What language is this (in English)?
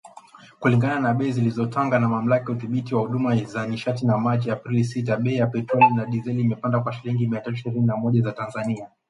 Swahili